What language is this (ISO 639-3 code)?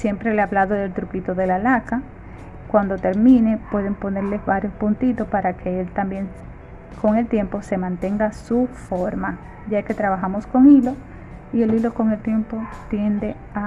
spa